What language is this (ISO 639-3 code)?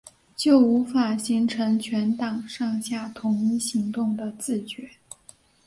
zho